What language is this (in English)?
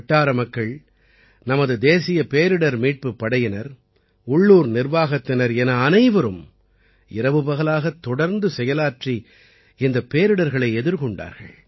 Tamil